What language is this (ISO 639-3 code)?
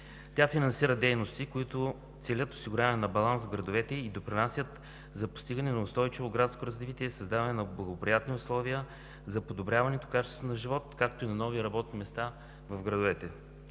bul